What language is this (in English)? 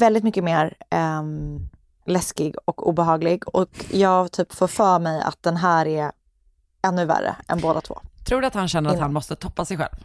Swedish